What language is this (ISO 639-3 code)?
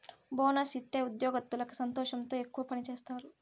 tel